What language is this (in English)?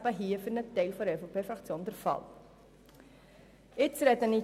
Swiss German